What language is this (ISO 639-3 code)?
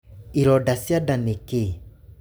kik